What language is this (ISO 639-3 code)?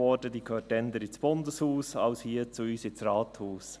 gsw